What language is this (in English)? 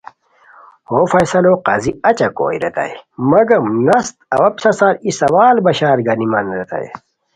Khowar